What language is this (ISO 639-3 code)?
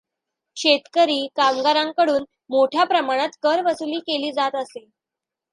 mar